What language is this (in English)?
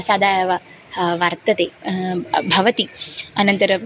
Sanskrit